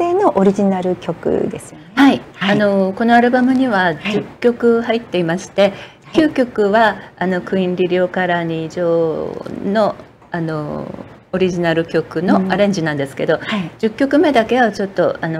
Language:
Japanese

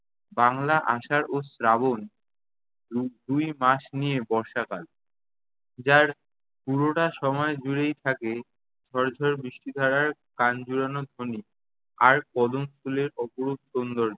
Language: Bangla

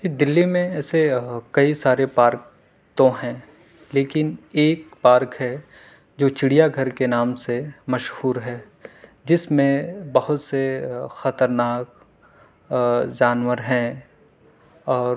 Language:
Urdu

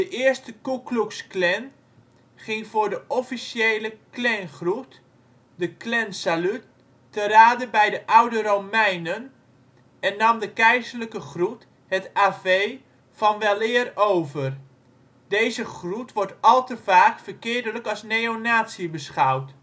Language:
Dutch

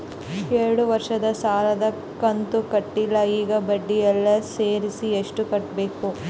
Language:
Kannada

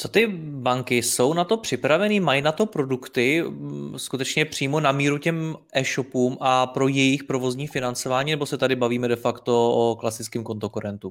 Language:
Czech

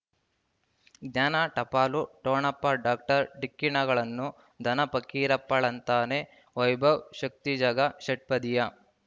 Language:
Kannada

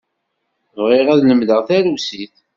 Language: Kabyle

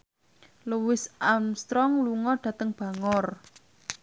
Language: Javanese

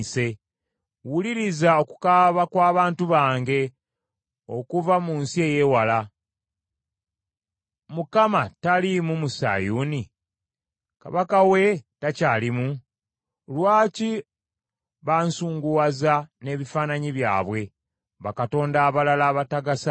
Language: Ganda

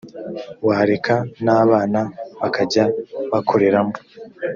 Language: Kinyarwanda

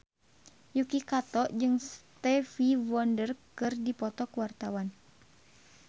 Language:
Sundanese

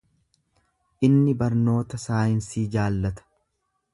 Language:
Oromo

